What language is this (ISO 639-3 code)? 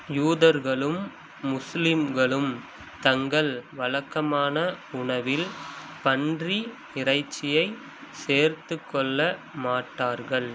tam